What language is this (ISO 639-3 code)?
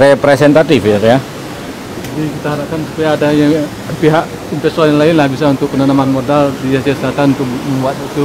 ind